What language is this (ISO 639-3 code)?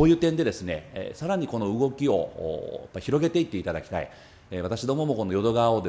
jpn